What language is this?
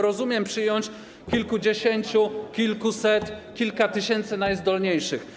Polish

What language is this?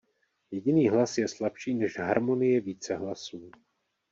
Czech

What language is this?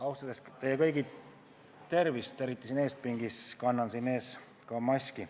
Estonian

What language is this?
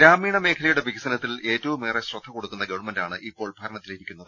Malayalam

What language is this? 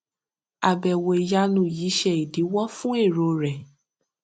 Yoruba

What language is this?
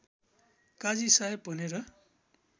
Nepali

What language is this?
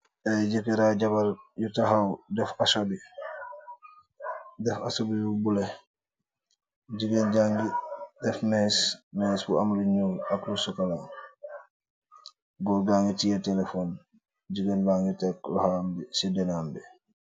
Wolof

